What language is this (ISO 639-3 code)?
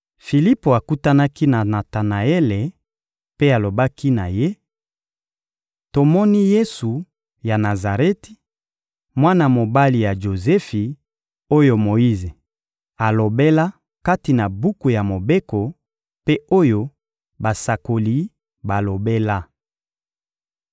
lin